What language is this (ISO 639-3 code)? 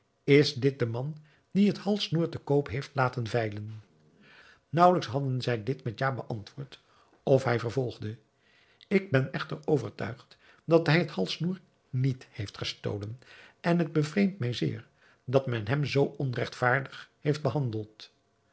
nld